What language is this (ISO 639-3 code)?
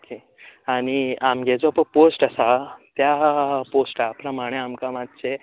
kok